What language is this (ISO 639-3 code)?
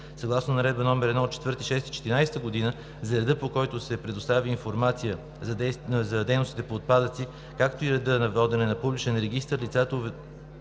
bul